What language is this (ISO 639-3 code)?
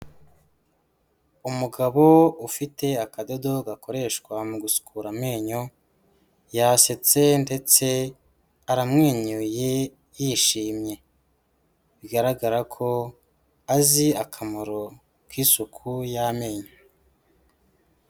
kin